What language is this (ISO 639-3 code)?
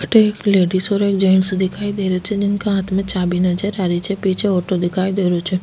raj